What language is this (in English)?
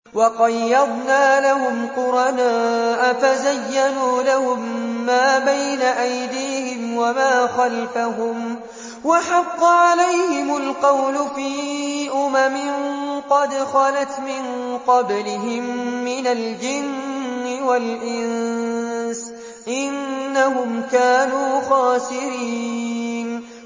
Arabic